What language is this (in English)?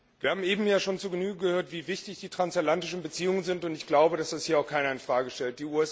German